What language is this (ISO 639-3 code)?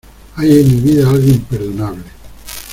spa